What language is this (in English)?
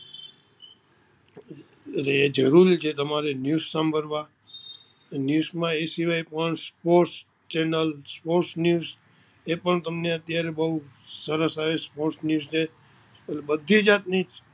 Gujarati